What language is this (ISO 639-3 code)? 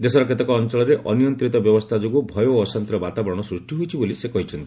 ori